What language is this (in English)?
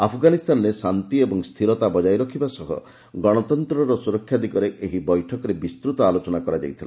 Odia